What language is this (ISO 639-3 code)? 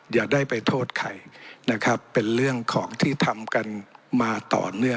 tha